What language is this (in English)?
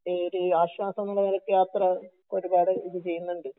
Malayalam